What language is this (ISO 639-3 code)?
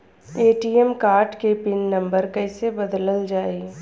bho